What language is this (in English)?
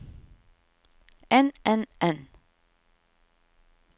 Norwegian